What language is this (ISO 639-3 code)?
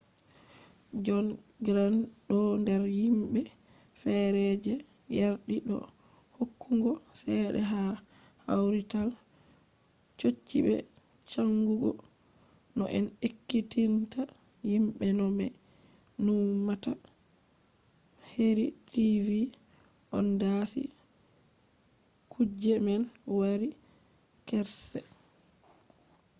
ful